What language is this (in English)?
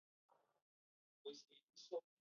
Pashto